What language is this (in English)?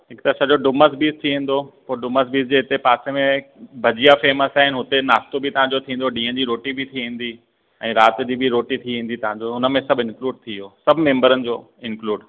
Sindhi